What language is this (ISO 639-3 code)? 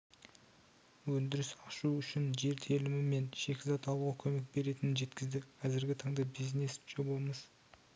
kaz